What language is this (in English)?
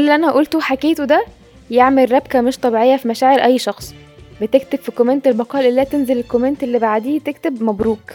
Arabic